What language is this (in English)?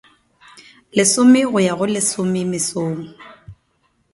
Northern Sotho